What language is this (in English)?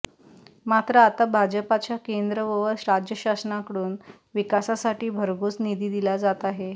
Marathi